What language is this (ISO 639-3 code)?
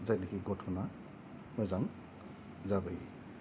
brx